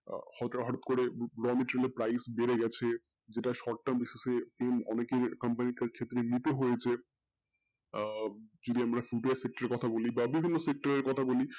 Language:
Bangla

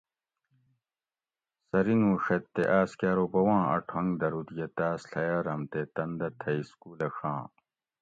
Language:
Gawri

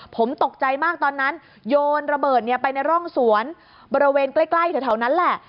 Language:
Thai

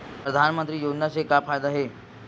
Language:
Chhattisgarhi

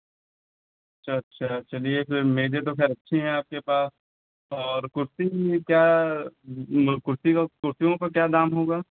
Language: Hindi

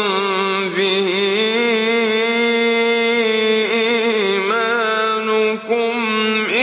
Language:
Arabic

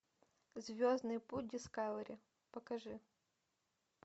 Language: Russian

